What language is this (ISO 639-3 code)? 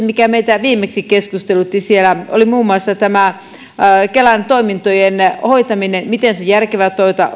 fin